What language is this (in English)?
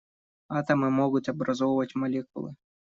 Russian